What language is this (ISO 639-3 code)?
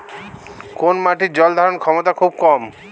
ben